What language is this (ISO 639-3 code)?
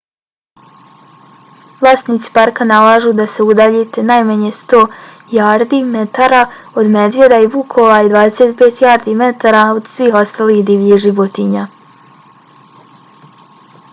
bos